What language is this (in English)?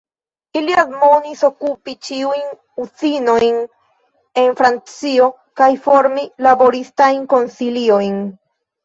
Esperanto